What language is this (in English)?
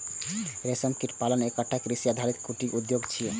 Maithili